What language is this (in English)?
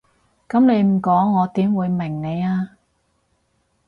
Cantonese